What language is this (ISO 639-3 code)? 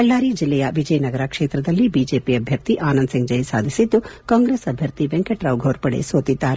kan